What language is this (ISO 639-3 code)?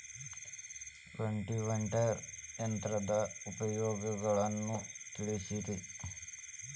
kan